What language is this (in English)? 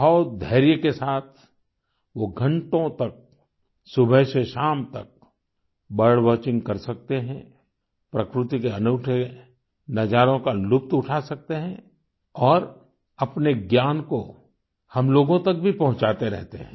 Hindi